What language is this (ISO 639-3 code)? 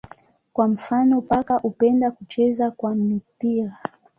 swa